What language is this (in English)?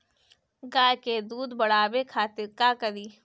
Bhojpuri